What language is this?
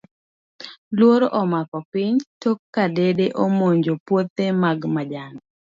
Luo (Kenya and Tanzania)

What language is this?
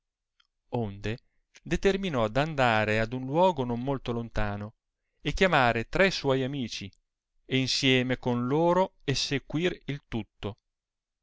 Italian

